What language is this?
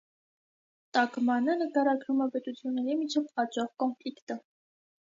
Armenian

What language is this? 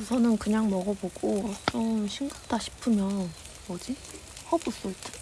Korean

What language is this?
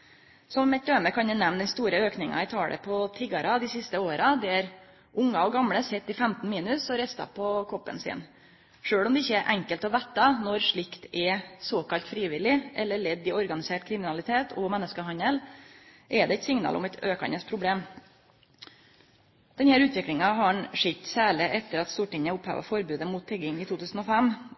Norwegian Nynorsk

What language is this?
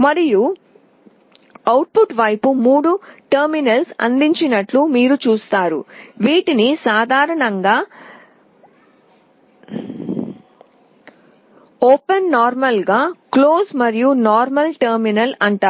Telugu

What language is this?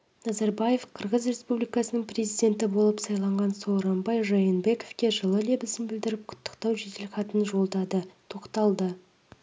Kazakh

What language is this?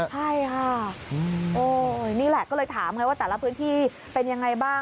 Thai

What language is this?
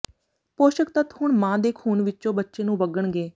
Punjabi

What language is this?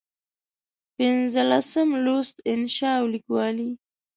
Pashto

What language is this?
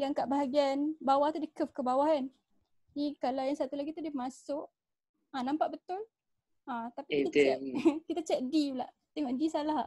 Malay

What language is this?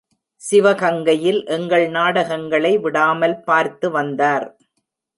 Tamil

